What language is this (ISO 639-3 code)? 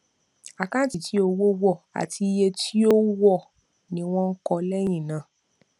yor